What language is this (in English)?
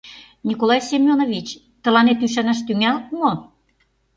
Mari